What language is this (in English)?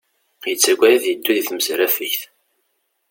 Kabyle